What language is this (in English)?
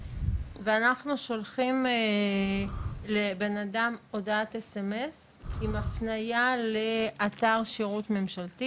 Hebrew